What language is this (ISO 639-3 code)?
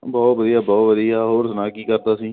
pan